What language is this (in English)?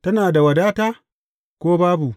Hausa